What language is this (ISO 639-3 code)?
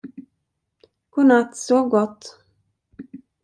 swe